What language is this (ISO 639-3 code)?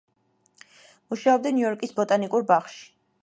kat